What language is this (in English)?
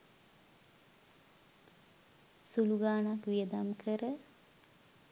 Sinhala